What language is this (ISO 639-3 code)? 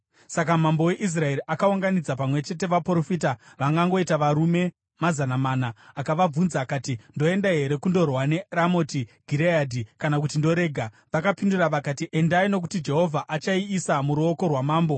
sna